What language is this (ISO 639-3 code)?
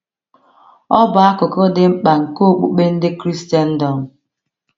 ibo